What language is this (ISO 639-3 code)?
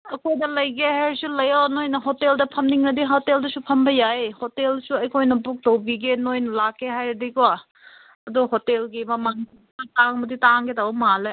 mni